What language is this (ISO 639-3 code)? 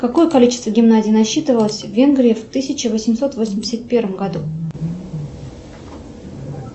rus